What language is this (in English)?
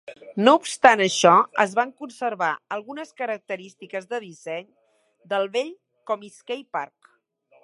Catalan